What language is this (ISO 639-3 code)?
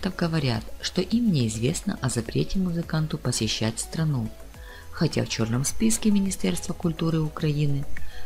rus